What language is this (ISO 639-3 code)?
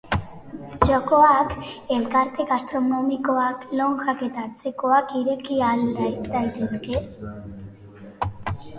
eus